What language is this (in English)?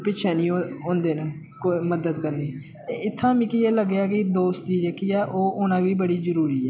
Dogri